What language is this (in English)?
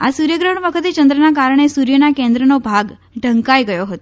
Gujarati